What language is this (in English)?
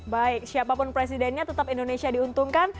Indonesian